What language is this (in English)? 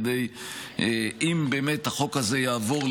Hebrew